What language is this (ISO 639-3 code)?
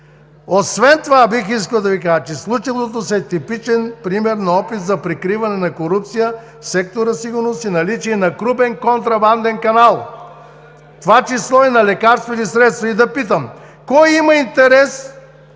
bul